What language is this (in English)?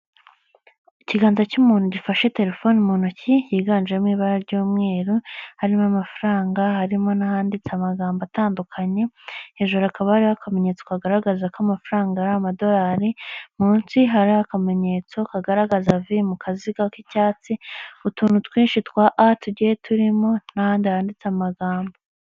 Kinyarwanda